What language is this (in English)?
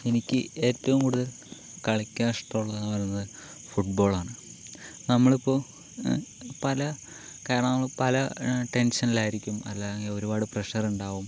Malayalam